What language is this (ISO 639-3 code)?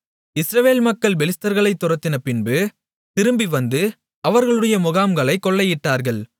tam